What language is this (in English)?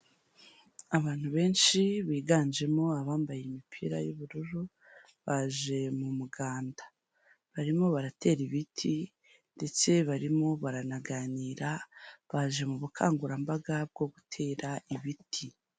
Kinyarwanda